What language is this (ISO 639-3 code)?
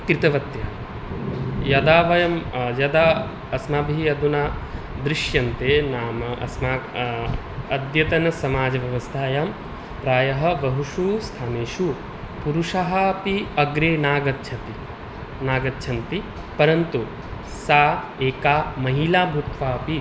san